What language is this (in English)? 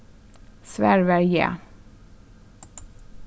Faroese